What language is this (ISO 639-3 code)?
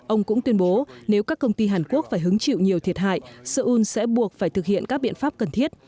vie